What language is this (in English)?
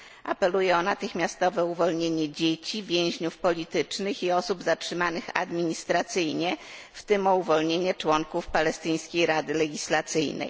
Polish